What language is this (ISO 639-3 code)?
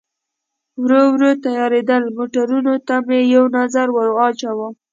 pus